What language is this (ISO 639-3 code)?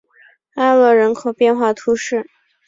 zho